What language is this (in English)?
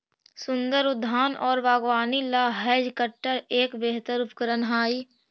Magahi